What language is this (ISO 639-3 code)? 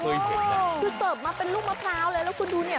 tha